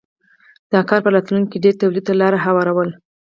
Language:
Pashto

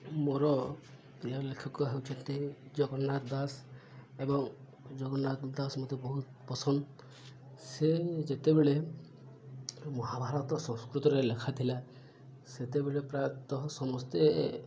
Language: Odia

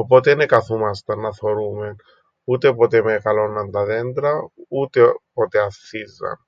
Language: Greek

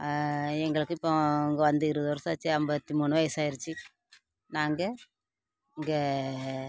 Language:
Tamil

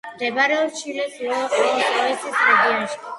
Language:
Georgian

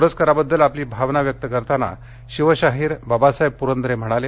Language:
Marathi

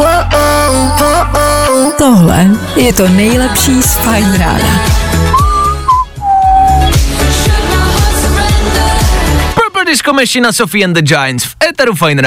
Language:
Czech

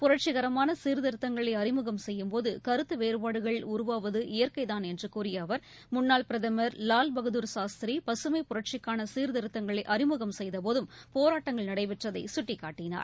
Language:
Tamil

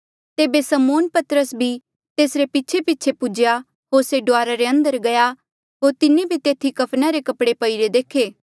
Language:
Mandeali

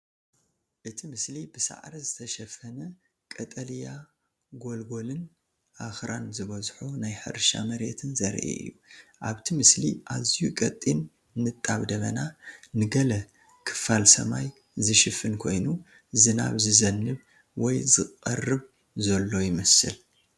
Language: Tigrinya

